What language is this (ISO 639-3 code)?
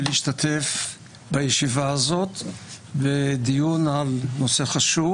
heb